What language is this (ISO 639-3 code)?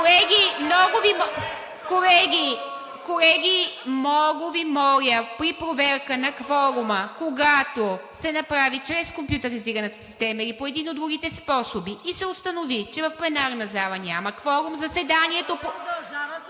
bul